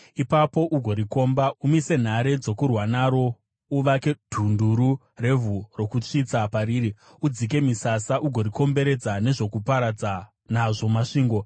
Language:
Shona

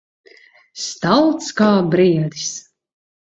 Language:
Latvian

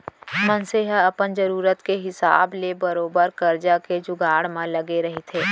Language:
Chhattisgarhi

